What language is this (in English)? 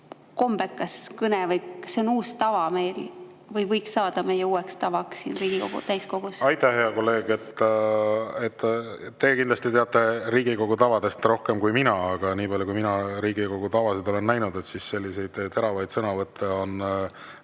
Estonian